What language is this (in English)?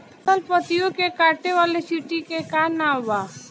Bhojpuri